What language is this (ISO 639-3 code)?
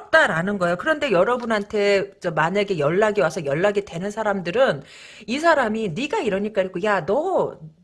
kor